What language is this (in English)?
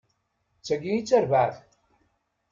Kabyle